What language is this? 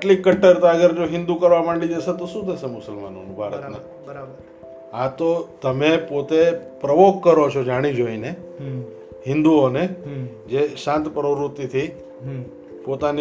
Gujarati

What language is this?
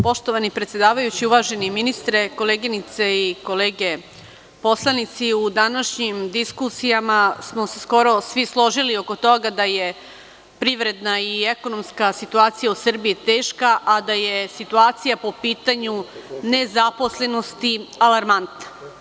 Serbian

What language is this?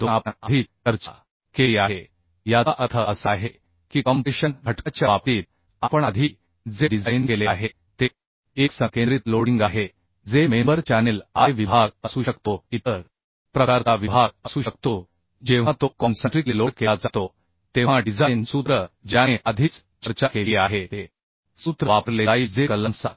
Marathi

